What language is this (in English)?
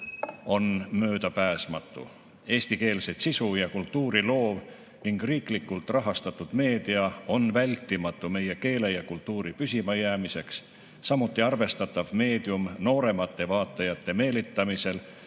Estonian